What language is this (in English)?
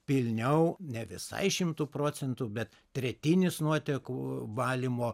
Lithuanian